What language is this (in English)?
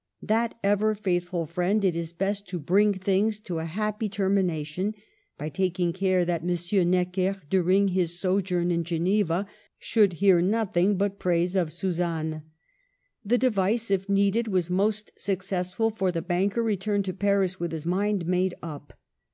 English